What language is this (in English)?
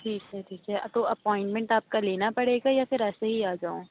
Urdu